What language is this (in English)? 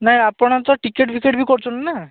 Odia